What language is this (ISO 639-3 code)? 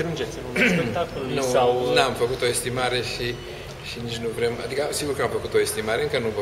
ron